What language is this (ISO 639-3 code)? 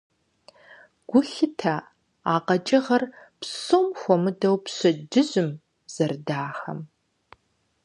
kbd